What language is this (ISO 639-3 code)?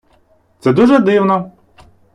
ukr